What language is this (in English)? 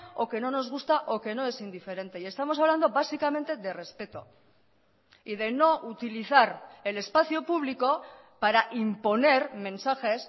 Spanish